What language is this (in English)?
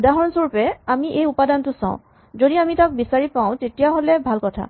Assamese